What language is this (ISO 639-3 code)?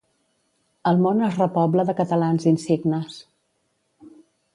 cat